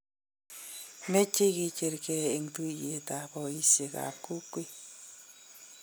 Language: Kalenjin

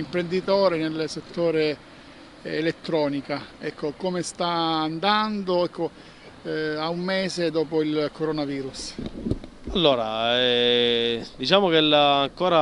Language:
Italian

